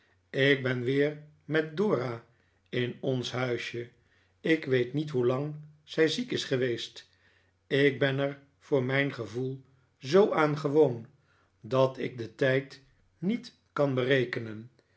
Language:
Dutch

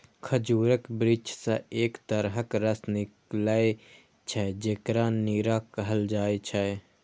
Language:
Maithili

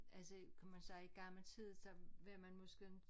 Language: Danish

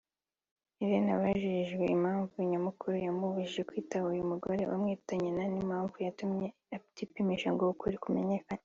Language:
Kinyarwanda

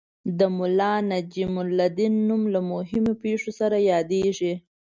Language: Pashto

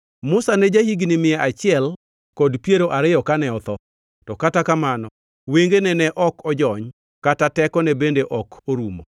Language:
Luo (Kenya and Tanzania)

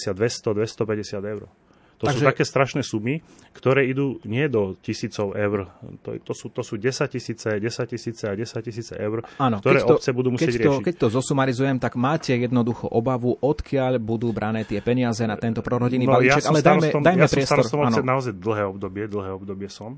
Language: Slovak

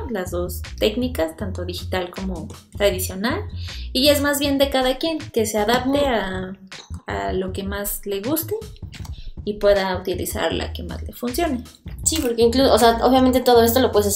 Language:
Spanish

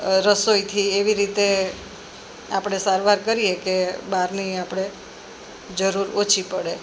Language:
Gujarati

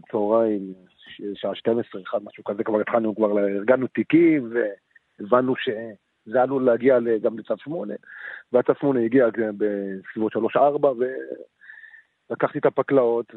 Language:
Hebrew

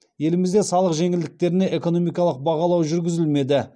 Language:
Kazakh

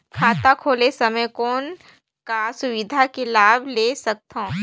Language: Chhattisgarhi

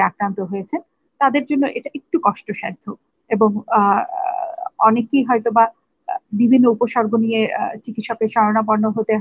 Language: Indonesian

